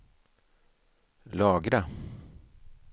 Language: Swedish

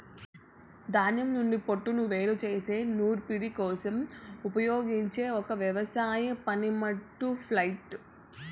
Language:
Telugu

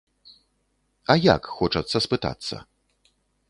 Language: Belarusian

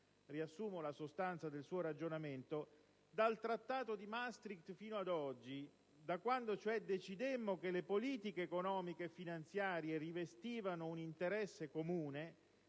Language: Italian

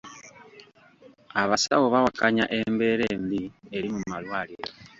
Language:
Ganda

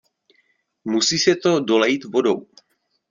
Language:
Czech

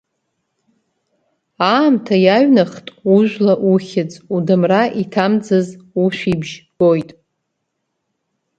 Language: Abkhazian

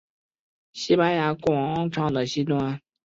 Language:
Chinese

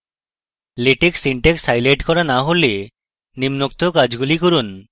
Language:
Bangla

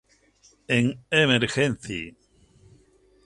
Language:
Spanish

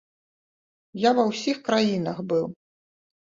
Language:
Belarusian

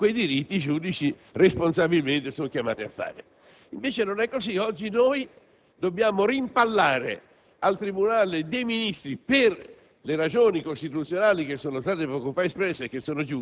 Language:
Italian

